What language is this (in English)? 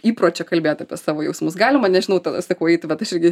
Lithuanian